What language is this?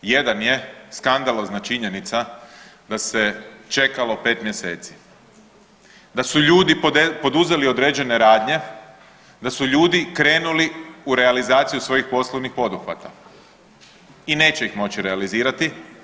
Croatian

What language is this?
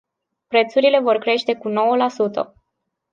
Romanian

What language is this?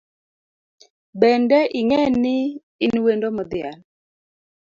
Luo (Kenya and Tanzania)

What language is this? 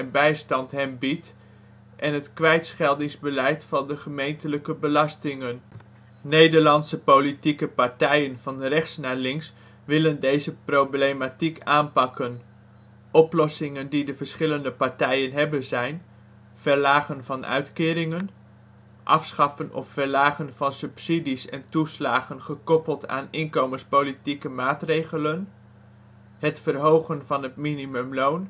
Dutch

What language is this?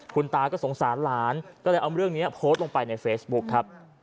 Thai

